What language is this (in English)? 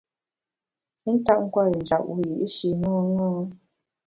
Bamun